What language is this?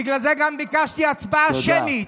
Hebrew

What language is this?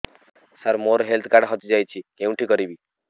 Odia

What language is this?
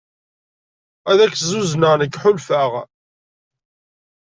Kabyle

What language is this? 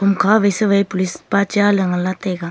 Wancho Naga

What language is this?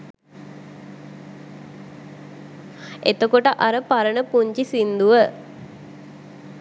Sinhala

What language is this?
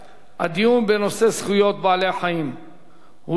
Hebrew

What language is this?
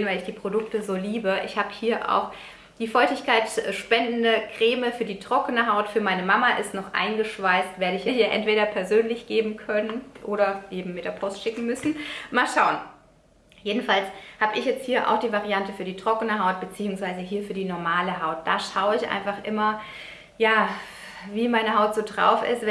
German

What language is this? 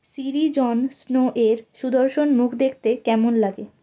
Bangla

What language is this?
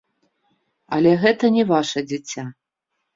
Belarusian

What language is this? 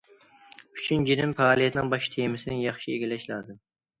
Uyghur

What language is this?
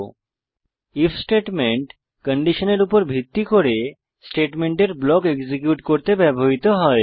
Bangla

